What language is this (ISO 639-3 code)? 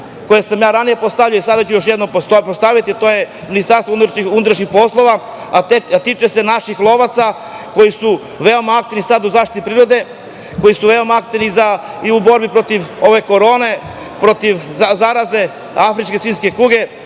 srp